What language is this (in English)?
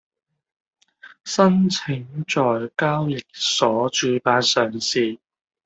Cantonese